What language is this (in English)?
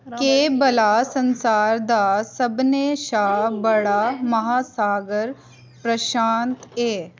Dogri